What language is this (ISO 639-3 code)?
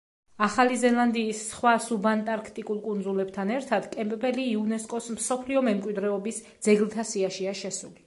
kat